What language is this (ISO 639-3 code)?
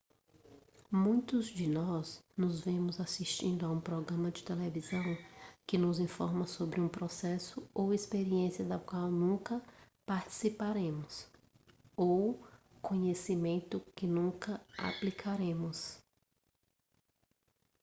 por